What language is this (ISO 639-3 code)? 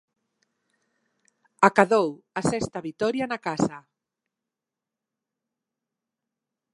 glg